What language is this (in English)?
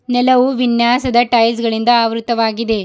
Kannada